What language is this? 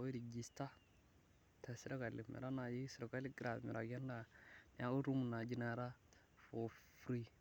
Masai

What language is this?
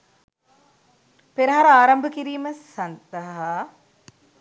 Sinhala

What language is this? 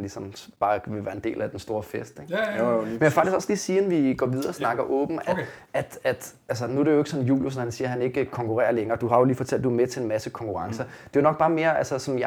Danish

